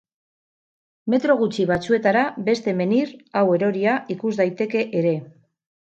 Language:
Basque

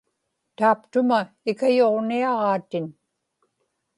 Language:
Inupiaq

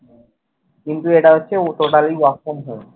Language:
Bangla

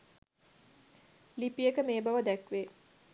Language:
Sinhala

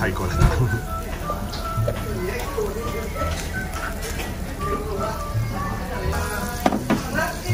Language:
Japanese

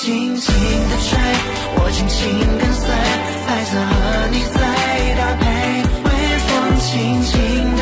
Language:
Chinese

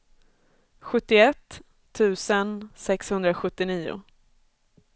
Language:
Swedish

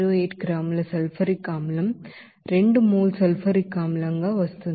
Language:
Telugu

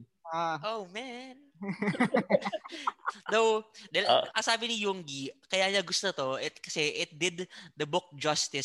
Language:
Filipino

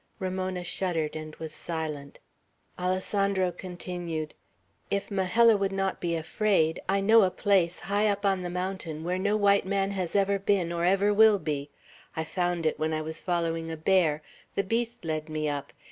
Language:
English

